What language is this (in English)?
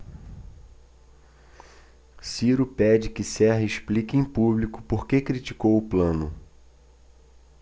Portuguese